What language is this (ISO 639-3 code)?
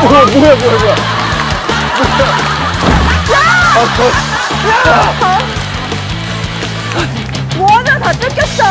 kor